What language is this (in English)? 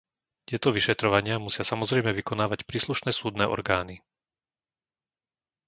Slovak